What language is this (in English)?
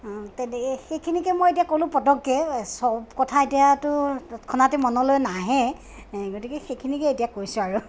Assamese